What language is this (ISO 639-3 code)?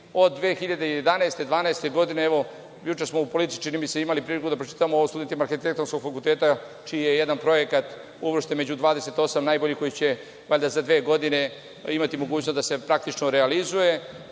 srp